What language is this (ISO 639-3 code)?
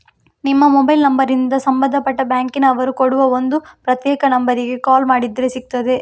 kan